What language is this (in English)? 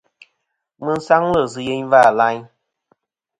Kom